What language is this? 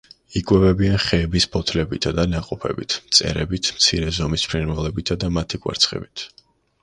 Georgian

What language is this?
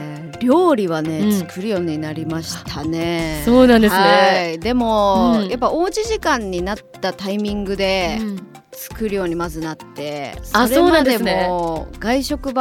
Japanese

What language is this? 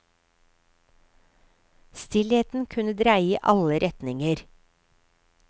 Norwegian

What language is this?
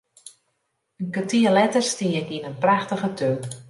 Western Frisian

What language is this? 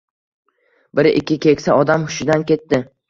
Uzbek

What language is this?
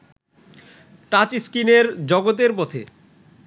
Bangla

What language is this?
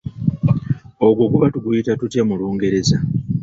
Ganda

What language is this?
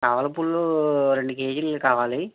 Telugu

